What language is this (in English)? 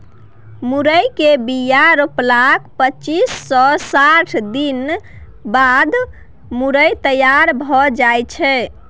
Maithili